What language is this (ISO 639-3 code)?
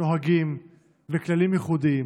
heb